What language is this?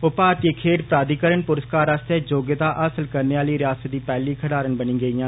Dogri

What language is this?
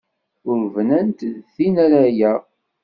Kabyle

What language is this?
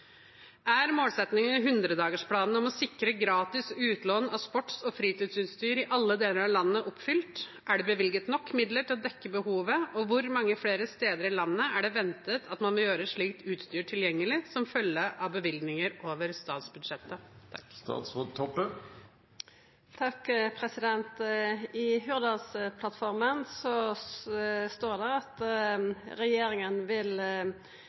Norwegian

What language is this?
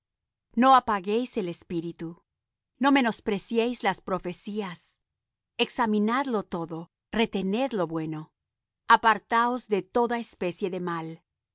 Spanish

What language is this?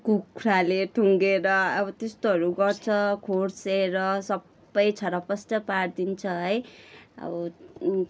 Nepali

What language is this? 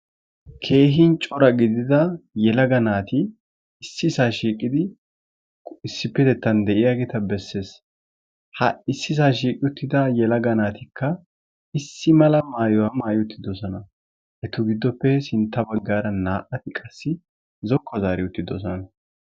Wolaytta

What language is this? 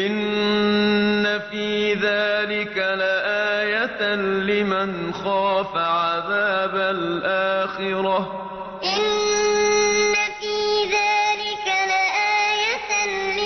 Arabic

